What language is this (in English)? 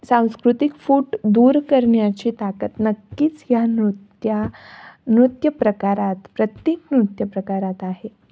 Marathi